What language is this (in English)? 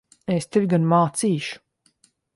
Latvian